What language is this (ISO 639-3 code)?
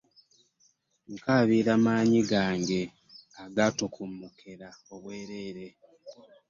lug